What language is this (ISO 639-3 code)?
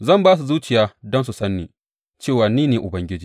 hau